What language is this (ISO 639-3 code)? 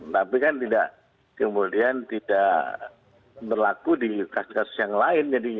ind